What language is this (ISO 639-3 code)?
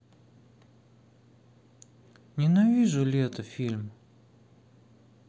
rus